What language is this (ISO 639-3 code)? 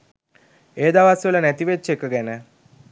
sin